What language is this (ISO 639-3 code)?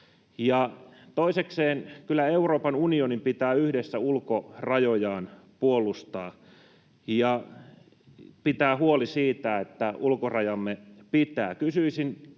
fin